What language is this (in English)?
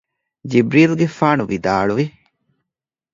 Divehi